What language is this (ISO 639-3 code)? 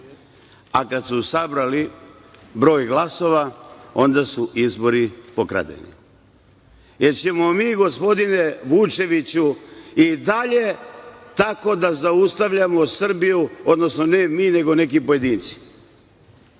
srp